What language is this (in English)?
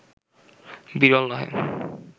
Bangla